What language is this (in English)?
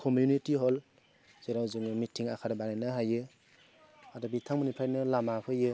Bodo